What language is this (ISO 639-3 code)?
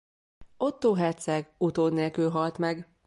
hun